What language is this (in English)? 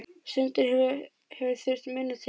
Icelandic